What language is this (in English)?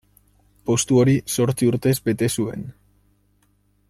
Basque